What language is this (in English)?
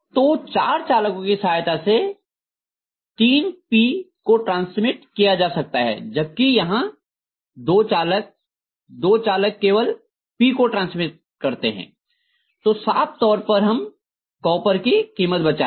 Hindi